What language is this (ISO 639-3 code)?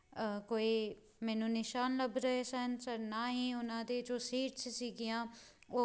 pan